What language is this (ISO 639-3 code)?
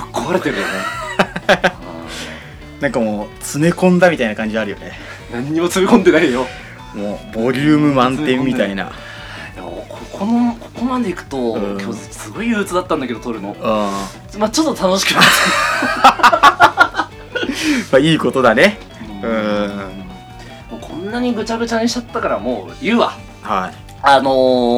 jpn